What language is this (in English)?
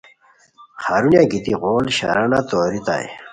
Khowar